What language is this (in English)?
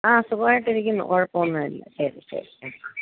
Malayalam